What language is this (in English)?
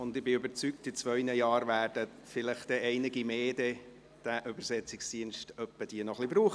Swiss German